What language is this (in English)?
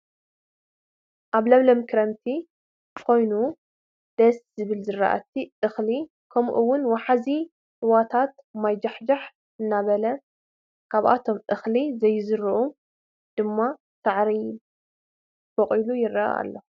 Tigrinya